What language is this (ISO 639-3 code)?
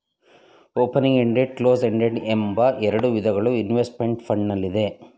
kan